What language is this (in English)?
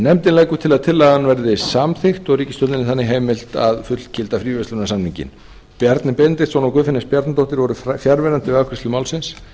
Icelandic